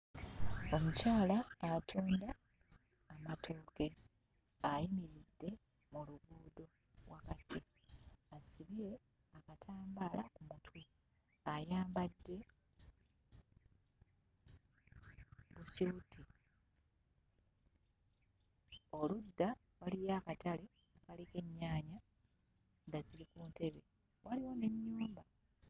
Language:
Ganda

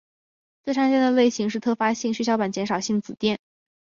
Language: Chinese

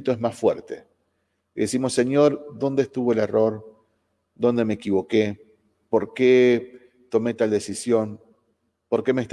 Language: Spanish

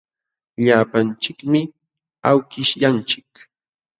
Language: Jauja Wanca Quechua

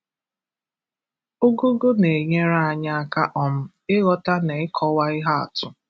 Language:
Igbo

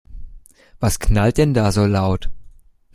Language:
German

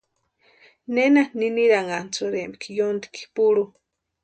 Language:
Western Highland Purepecha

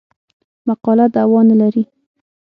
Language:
Pashto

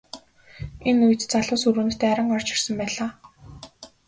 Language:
Mongolian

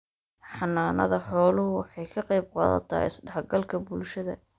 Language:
Somali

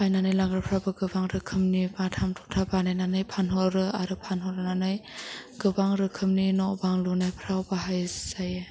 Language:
Bodo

